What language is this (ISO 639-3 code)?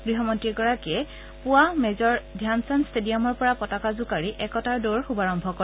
asm